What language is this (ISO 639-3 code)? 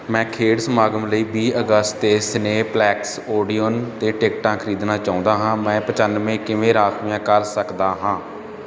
pan